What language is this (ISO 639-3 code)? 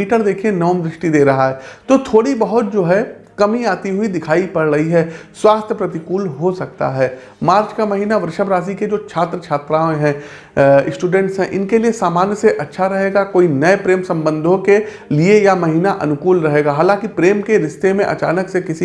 hin